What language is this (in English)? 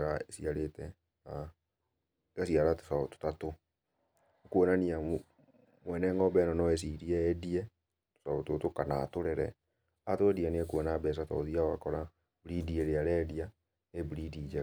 Kikuyu